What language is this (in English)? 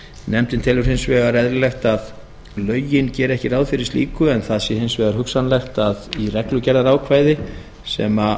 Icelandic